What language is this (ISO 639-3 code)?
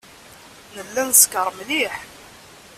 kab